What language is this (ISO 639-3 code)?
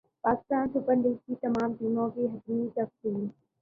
urd